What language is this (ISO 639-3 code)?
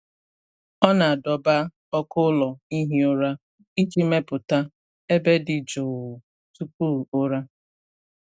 ibo